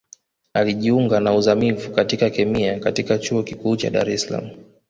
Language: Swahili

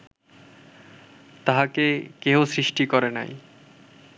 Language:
Bangla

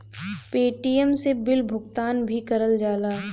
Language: Bhojpuri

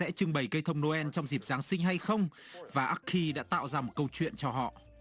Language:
Vietnamese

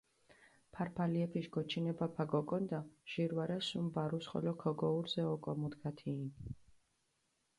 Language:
Mingrelian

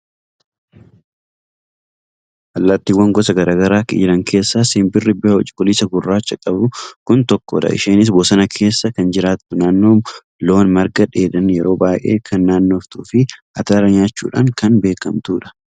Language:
Oromo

